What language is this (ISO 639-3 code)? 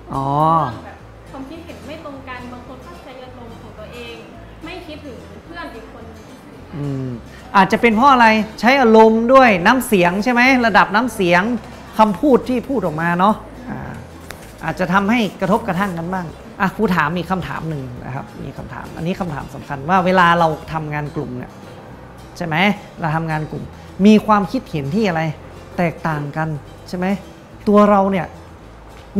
tha